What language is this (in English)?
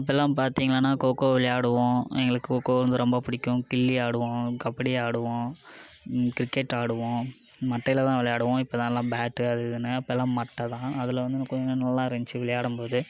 Tamil